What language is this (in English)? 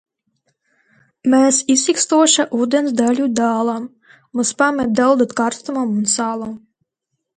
Latvian